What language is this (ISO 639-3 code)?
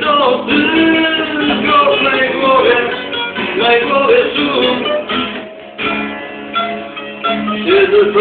ron